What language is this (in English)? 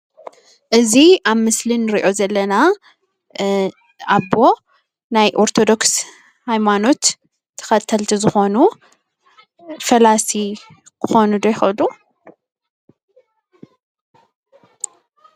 Tigrinya